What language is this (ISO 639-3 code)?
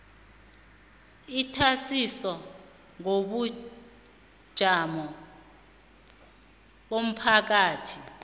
nbl